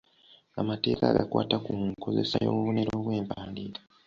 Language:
Ganda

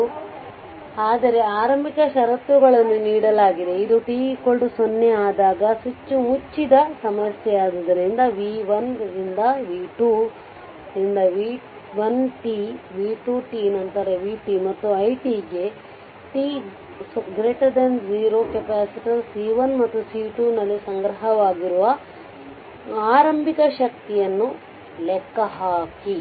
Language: Kannada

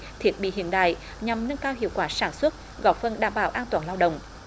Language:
Vietnamese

